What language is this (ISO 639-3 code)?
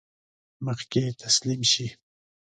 pus